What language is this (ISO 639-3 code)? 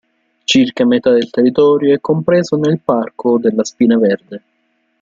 ita